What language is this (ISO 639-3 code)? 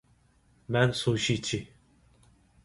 uig